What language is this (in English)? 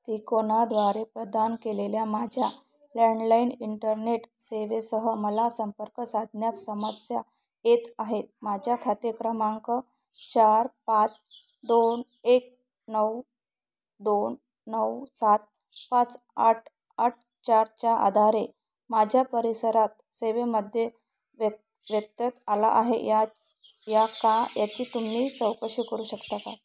Marathi